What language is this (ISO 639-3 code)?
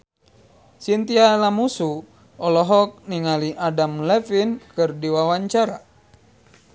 sun